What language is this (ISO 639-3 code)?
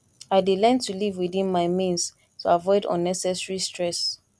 pcm